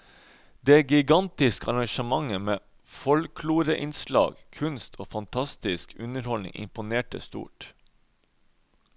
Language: Norwegian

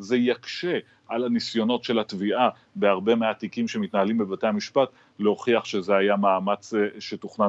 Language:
Hebrew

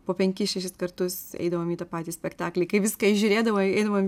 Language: Lithuanian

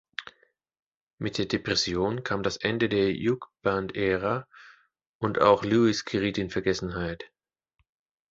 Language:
German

